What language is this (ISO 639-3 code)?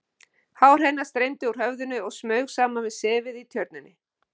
isl